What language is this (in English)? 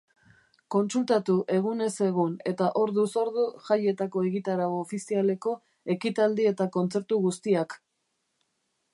Basque